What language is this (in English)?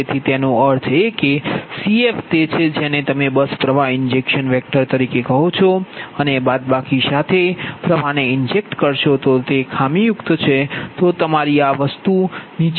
Gujarati